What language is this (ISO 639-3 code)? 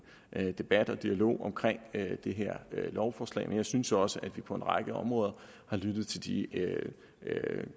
dan